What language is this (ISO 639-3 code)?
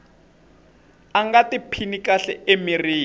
tso